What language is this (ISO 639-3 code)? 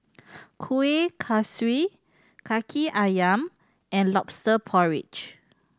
eng